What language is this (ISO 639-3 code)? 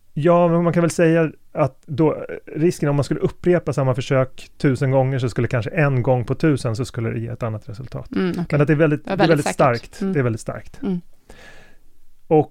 swe